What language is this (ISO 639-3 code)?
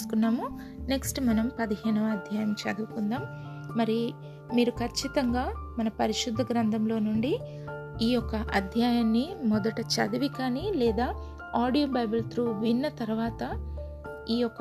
tel